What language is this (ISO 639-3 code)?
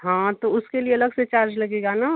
hin